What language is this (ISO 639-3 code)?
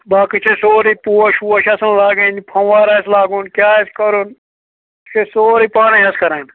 kas